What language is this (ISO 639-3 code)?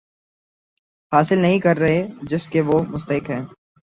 urd